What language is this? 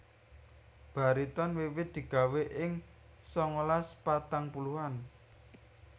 Javanese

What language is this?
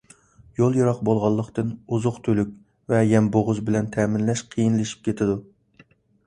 Uyghur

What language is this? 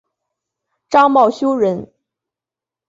Chinese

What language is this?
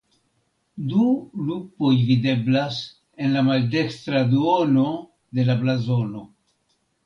Esperanto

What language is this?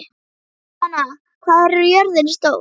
Icelandic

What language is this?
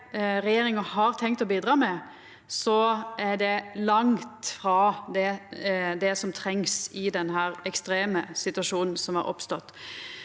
Norwegian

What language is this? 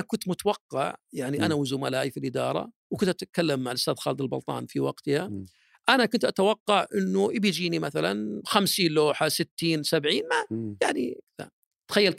Arabic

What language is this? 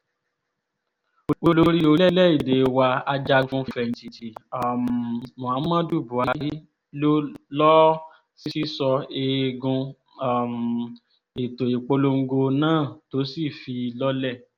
Yoruba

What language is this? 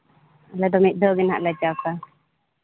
Santali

